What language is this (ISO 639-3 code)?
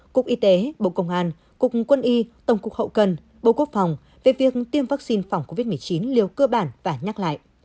vie